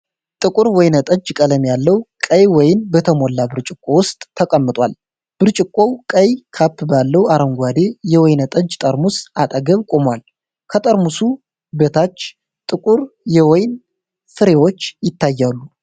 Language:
Amharic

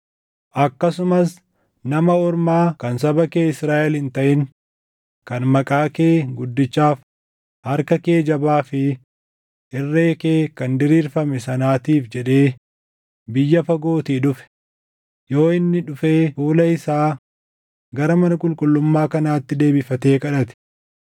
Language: Oromo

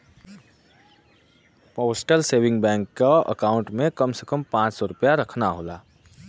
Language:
Bhojpuri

